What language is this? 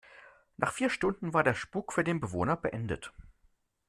German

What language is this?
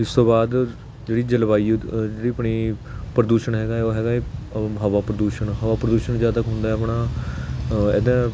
Punjabi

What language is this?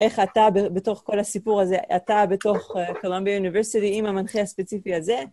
Hebrew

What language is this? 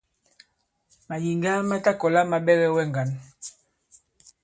Bankon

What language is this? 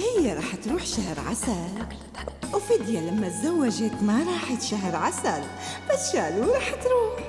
Arabic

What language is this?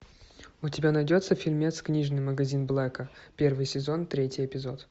Russian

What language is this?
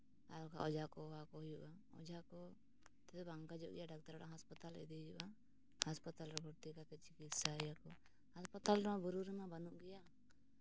Santali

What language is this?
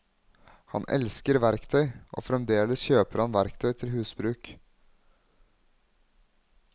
Norwegian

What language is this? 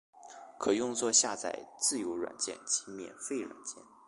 Chinese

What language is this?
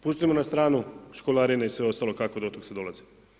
Croatian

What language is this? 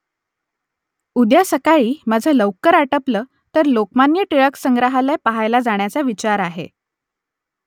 Marathi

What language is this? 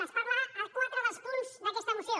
Catalan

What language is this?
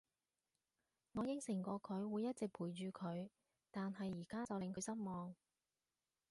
Cantonese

